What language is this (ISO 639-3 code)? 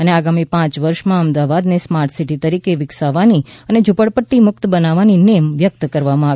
guj